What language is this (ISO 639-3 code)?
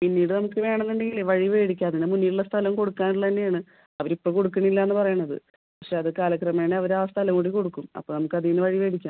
mal